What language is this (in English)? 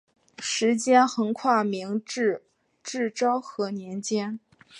Chinese